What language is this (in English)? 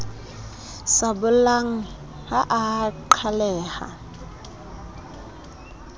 Southern Sotho